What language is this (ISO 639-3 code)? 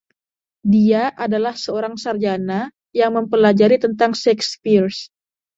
ind